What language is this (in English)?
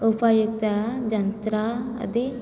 Sanskrit